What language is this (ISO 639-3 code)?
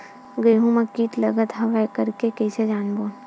hne